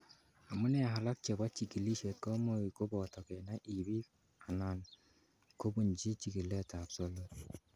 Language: Kalenjin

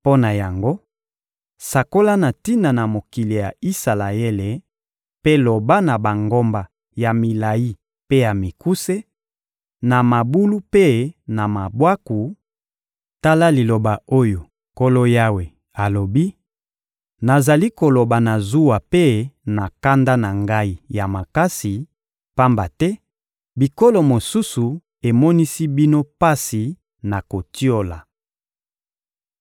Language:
Lingala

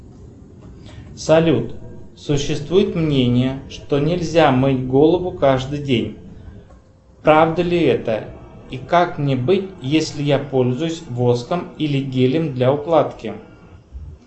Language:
Russian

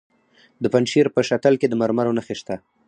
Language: Pashto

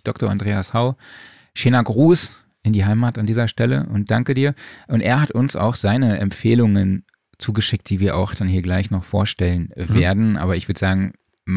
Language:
German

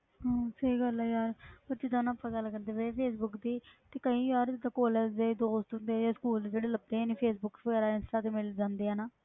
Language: Punjabi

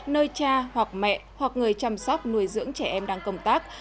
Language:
Vietnamese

